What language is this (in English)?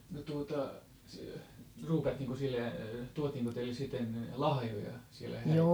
Finnish